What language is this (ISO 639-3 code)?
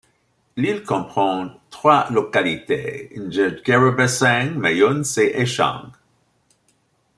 fra